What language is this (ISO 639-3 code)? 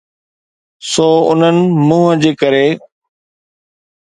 snd